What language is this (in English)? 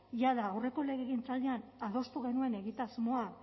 Basque